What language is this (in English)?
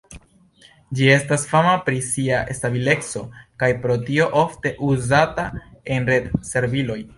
Esperanto